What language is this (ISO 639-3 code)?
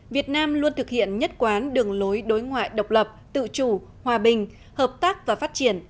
vie